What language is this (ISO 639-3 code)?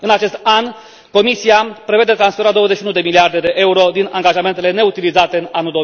ron